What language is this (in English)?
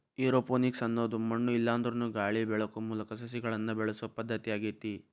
Kannada